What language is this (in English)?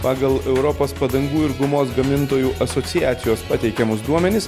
Lithuanian